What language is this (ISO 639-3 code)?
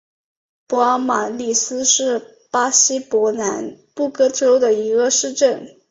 zho